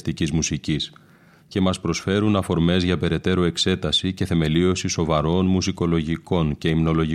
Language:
Greek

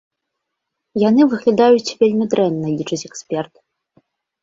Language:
Belarusian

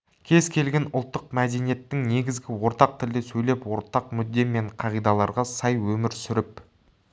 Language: Kazakh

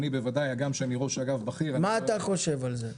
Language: Hebrew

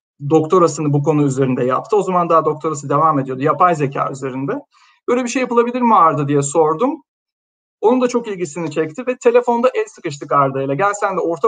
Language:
Turkish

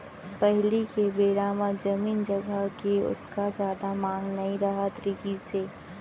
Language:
Chhattisgarhi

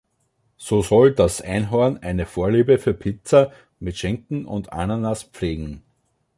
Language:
German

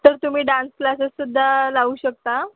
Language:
Marathi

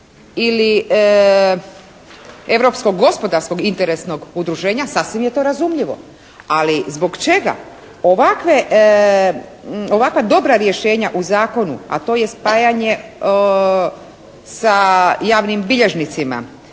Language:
Croatian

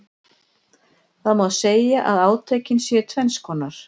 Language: Icelandic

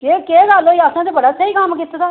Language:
Dogri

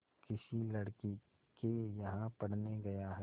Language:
Hindi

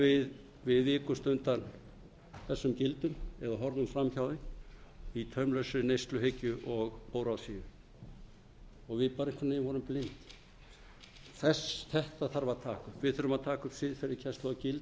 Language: Icelandic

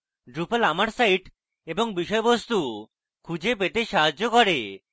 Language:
Bangla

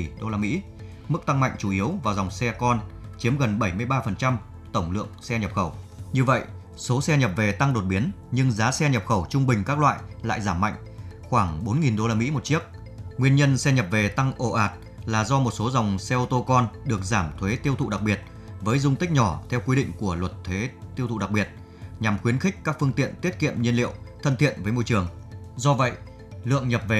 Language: Vietnamese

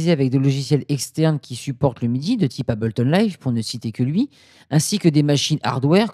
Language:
French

